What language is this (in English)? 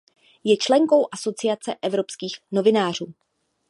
Czech